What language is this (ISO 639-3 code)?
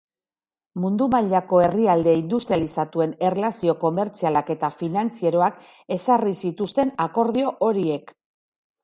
eus